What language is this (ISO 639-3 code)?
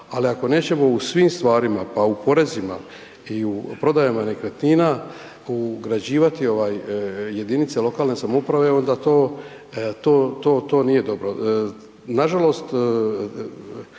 hrv